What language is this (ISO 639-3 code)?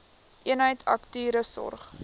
afr